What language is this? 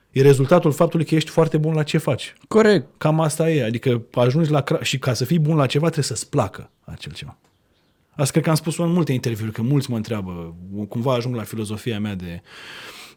Romanian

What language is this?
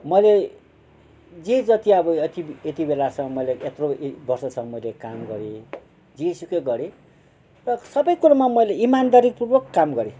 Nepali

